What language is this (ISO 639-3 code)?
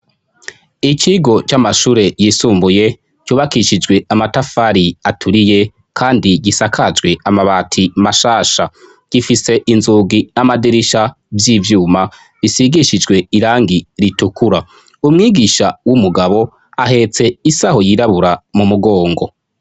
run